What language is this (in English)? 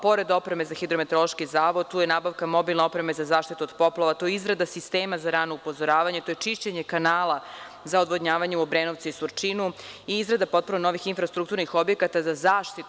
Serbian